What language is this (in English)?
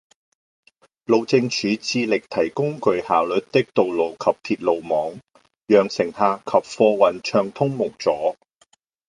Cantonese